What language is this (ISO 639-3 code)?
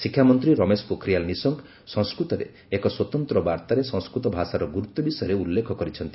ori